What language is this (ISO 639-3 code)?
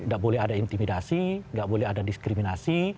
ind